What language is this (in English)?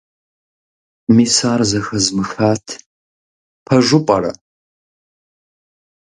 Kabardian